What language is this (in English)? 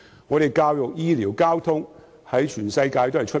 Cantonese